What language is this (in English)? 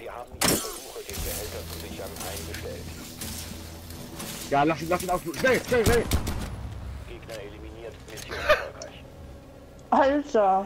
German